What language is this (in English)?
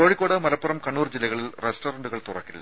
Malayalam